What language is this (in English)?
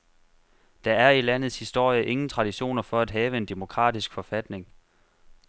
Danish